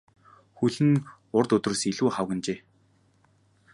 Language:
Mongolian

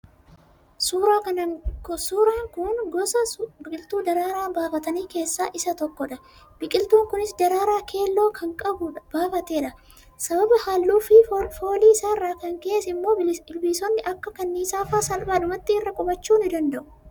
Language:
Oromo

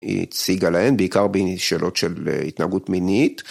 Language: Hebrew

